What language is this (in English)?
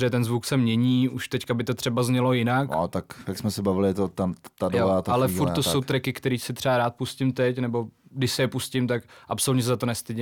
Czech